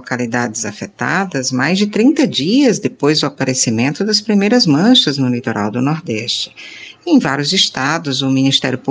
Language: Portuguese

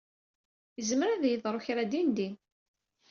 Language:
Kabyle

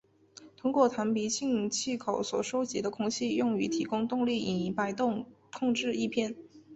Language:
Chinese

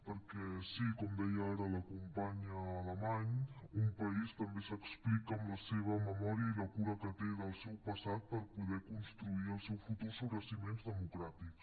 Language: Catalan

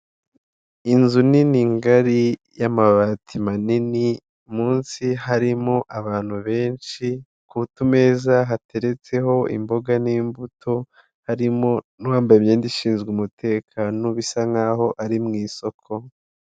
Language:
Kinyarwanda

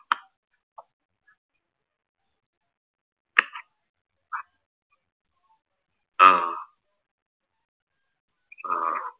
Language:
Malayalam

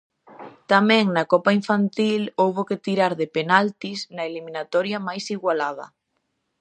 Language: Galician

